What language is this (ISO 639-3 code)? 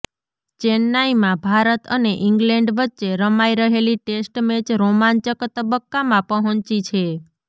guj